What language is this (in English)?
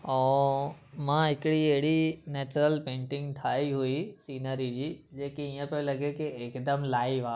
Sindhi